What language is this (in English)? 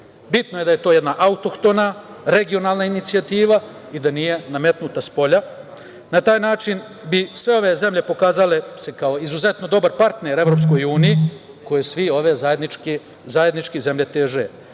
Serbian